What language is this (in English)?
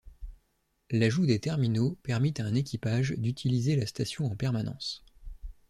French